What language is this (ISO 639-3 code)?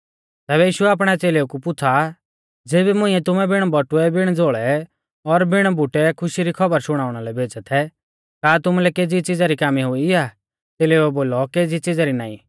bfz